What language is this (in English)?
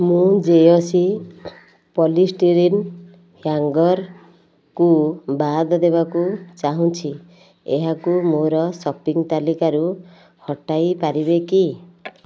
Odia